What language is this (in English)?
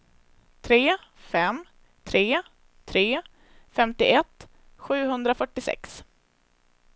Swedish